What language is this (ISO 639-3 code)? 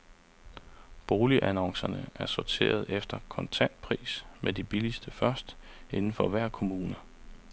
dan